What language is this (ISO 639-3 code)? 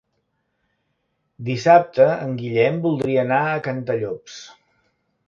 cat